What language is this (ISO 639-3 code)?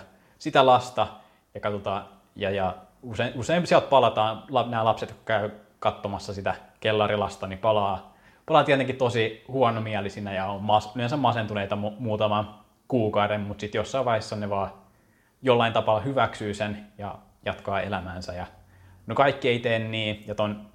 fin